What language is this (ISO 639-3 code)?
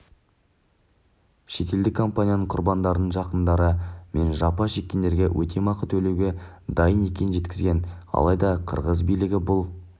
kaz